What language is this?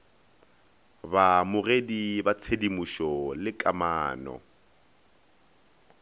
Northern Sotho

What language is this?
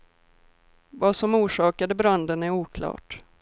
Swedish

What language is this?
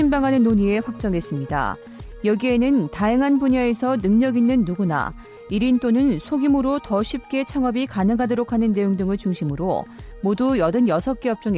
Korean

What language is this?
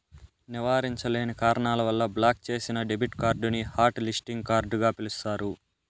Telugu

